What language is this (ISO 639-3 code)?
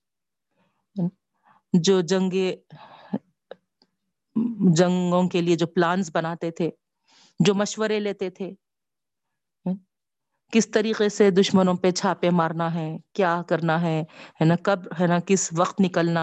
urd